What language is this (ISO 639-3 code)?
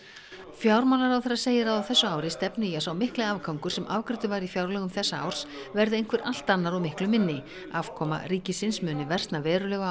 isl